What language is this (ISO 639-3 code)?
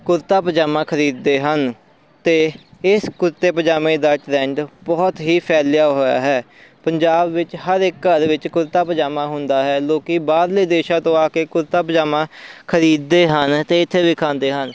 pan